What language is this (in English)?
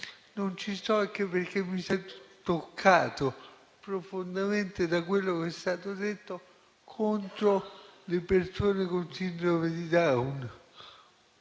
Italian